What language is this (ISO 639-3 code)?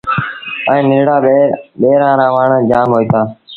sbn